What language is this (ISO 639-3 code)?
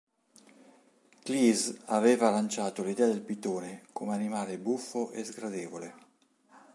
ita